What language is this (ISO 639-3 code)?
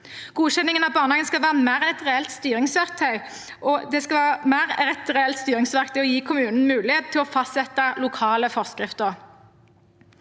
nor